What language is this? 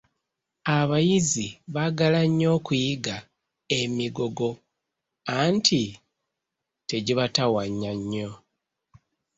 Ganda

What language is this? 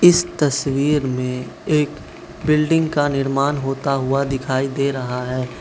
Hindi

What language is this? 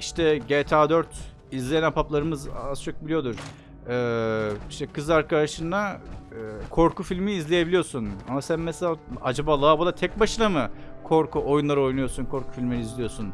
Turkish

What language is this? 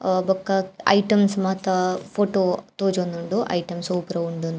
Tulu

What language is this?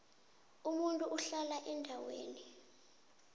South Ndebele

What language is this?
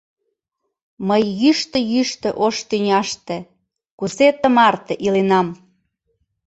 Mari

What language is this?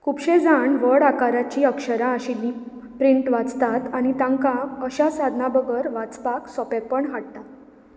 Konkani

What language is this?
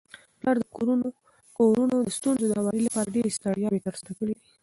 Pashto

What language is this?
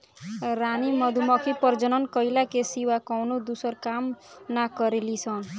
Bhojpuri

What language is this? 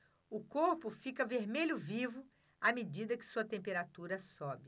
Portuguese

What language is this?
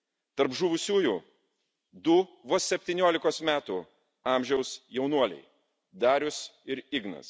Lithuanian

